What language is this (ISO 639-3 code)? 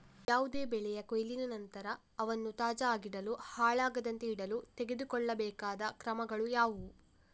kan